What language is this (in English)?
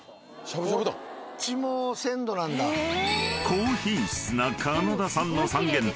Japanese